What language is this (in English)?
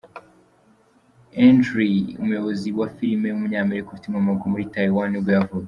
Kinyarwanda